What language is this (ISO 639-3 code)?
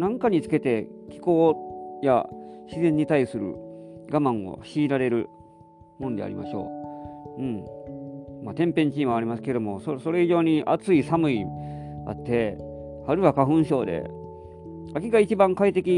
jpn